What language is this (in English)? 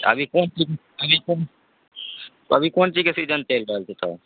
Maithili